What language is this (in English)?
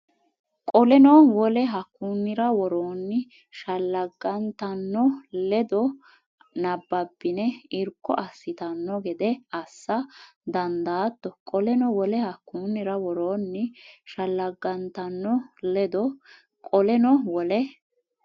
Sidamo